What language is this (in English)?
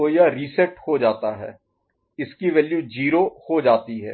Hindi